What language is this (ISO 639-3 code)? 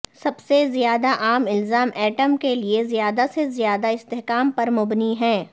urd